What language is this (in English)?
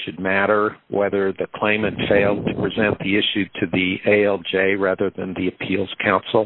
English